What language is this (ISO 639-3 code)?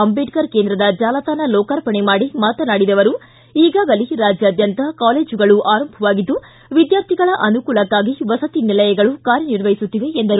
kan